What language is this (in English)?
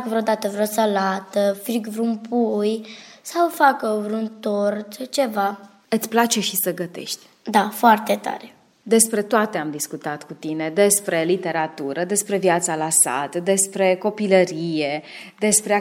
Romanian